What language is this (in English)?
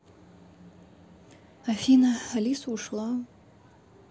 Russian